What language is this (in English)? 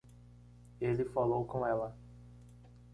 Portuguese